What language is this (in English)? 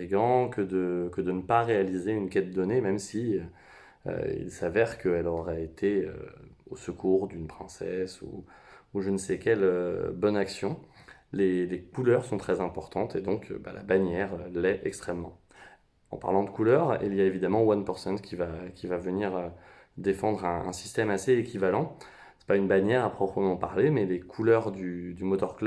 French